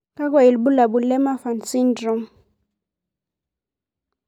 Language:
Masai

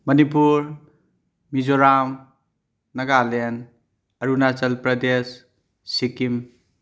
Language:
Manipuri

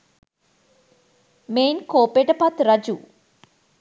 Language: Sinhala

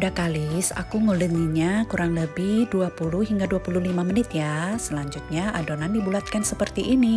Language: Indonesian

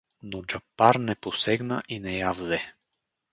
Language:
Bulgarian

